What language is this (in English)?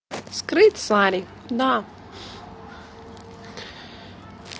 Russian